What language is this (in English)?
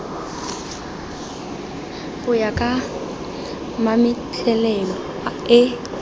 Tswana